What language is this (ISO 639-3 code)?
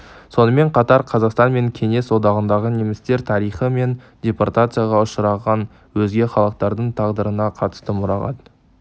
kaz